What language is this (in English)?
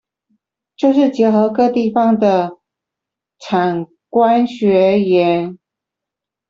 Chinese